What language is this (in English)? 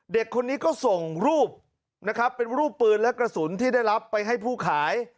Thai